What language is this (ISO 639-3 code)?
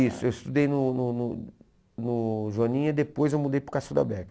por